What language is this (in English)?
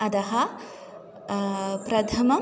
Sanskrit